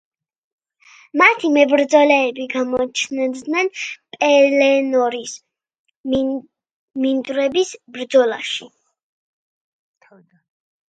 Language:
Georgian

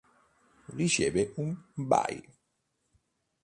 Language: Italian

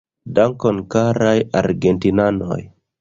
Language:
Esperanto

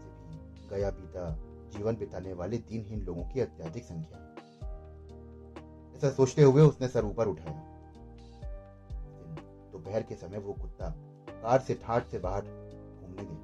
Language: Hindi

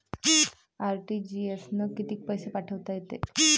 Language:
Marathi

